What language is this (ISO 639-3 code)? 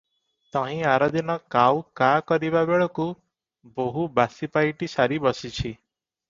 ori